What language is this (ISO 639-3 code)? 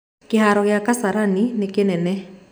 kik